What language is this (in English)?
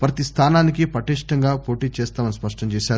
Telugu